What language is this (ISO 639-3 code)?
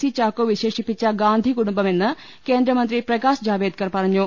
mal